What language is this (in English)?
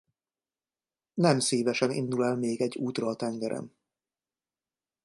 Hungarian